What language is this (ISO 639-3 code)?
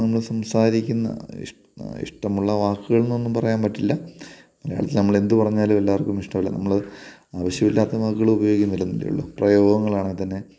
mal